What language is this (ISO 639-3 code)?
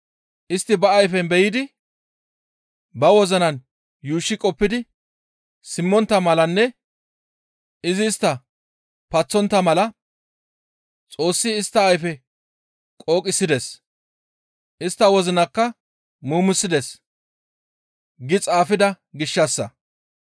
gmv